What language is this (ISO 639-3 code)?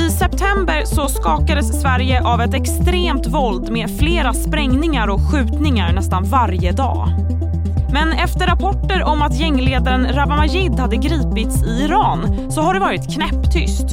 swe